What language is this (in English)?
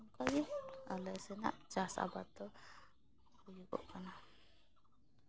Santali